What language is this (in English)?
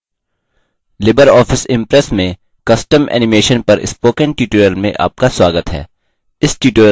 Hindi